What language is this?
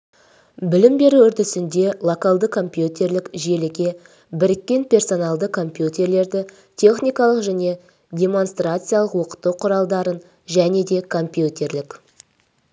Kazakh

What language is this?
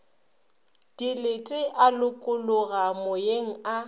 Northern Sotho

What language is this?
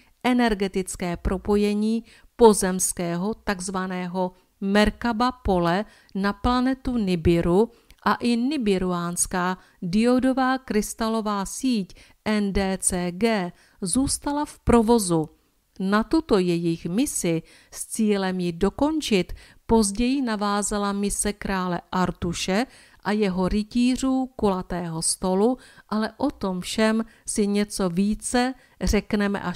Czech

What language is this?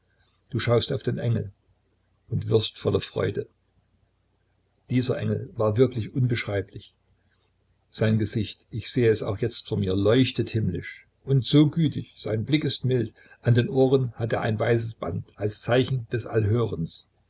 German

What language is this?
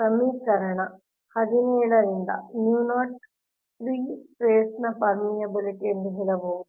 Kannada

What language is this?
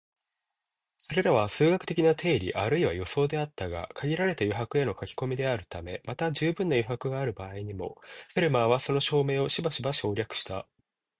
Japanese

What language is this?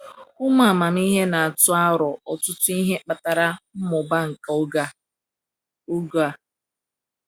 Igbo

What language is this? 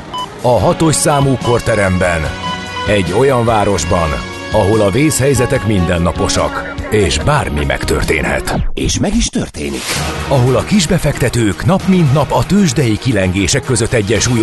Hungarian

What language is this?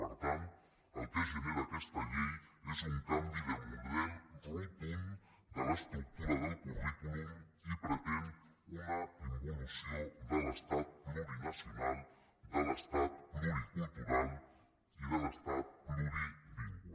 Catalan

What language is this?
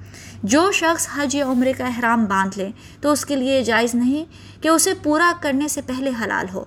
Urdu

